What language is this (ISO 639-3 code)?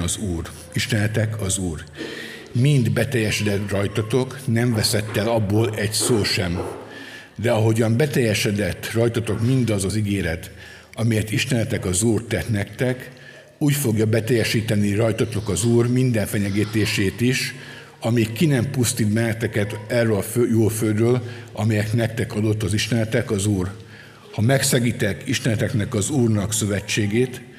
hun